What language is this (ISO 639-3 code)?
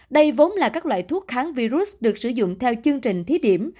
vie